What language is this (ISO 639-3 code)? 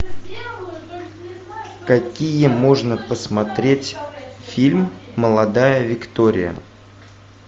rus